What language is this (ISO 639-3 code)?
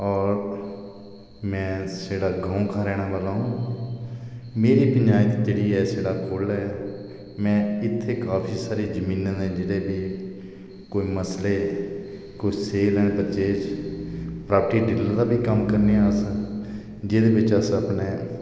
doi